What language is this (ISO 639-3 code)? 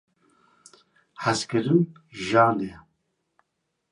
kur